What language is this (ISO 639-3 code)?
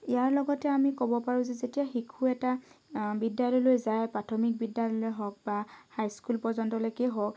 asm